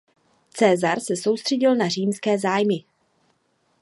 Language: Czech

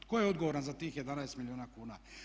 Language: Croatian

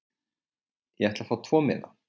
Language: Icelandic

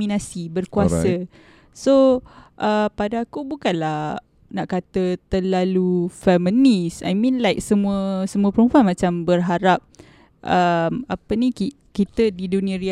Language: Malay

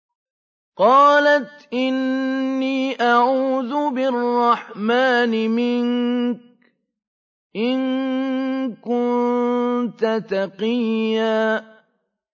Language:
Arabic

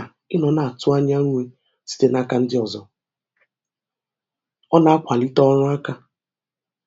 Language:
Igbo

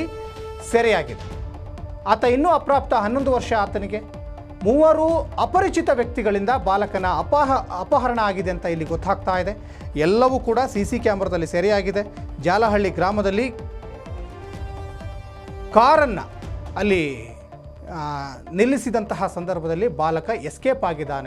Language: Hindi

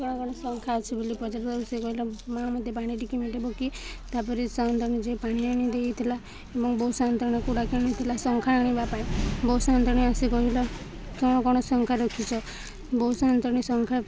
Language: Odia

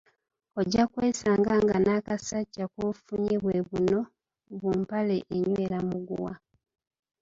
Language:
Ganda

